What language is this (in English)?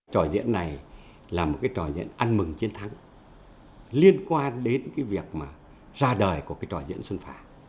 Vietnamese